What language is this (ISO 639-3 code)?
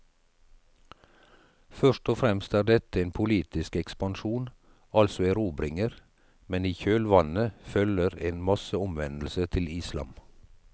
nor